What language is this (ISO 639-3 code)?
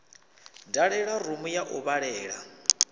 ven